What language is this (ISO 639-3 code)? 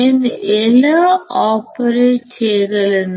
tel